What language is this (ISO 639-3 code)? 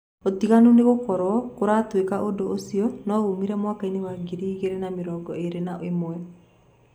kik